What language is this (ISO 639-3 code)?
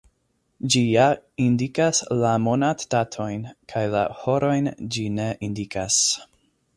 epo